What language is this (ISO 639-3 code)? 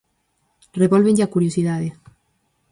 glg